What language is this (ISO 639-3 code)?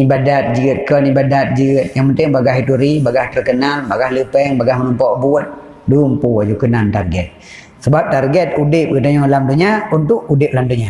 msa